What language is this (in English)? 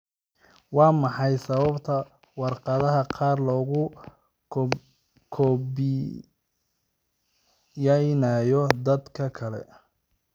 Somali